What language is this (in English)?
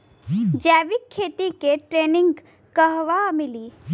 Bhojpuri